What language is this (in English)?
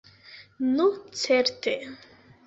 Esperanto